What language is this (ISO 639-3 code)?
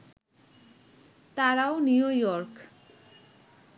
ben